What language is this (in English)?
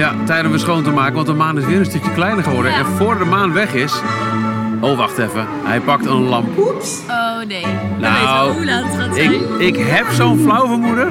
Dutch